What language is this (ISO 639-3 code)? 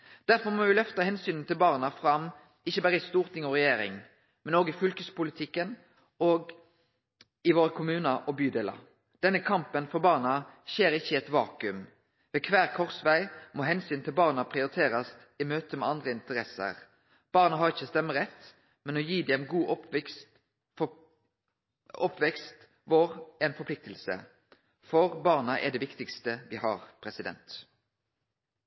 nno